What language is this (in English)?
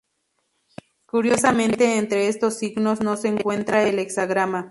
Spanish